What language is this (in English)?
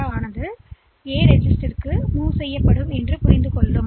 Tamil